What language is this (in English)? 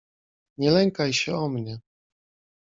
Polish